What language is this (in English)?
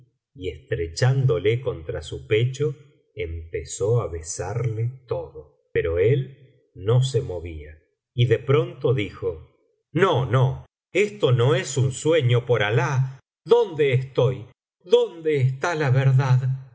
Spanish